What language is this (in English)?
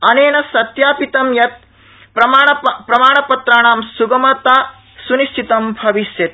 Sanskrit